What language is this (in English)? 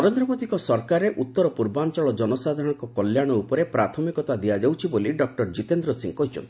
Odia